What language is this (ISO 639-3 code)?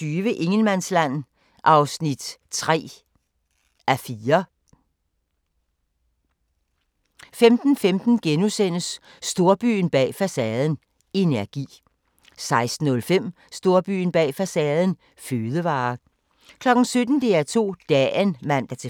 dan